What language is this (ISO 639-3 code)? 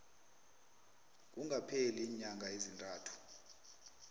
nbl